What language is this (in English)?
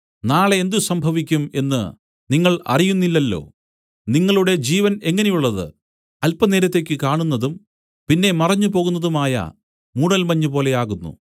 Malayalam